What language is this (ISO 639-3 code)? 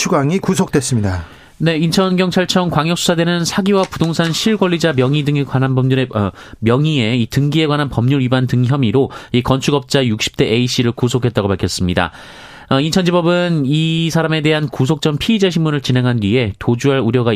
kor